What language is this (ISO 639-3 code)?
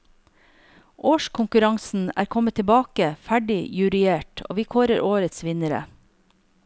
nor